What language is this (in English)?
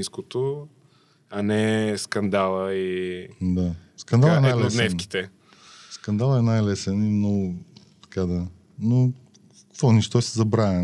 Bulgarian